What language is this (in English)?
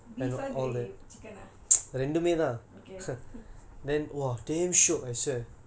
English